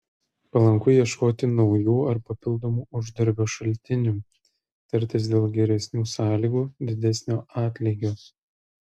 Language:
Lithuanian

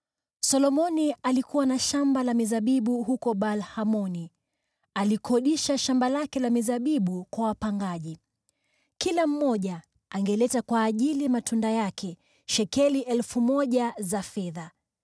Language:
Swahili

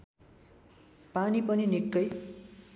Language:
Nepali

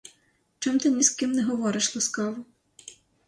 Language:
Ukrainian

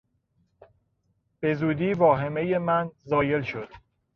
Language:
Persian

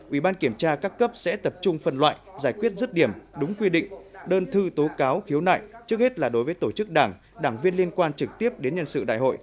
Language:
Vietnamese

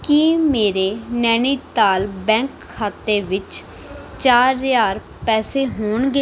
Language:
Punjabi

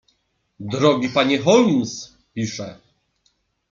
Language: Polish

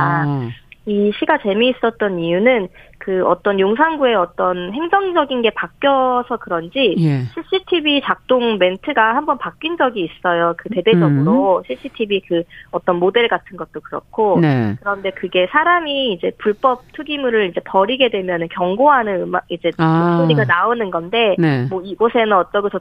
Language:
Korean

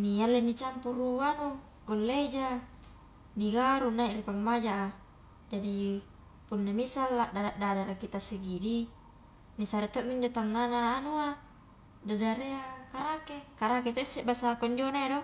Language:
Highland Konjo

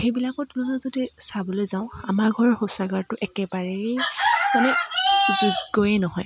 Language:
Assamese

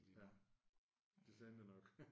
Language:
Danish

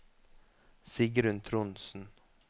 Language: Norwegian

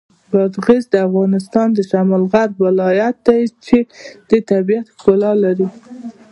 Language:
Pashto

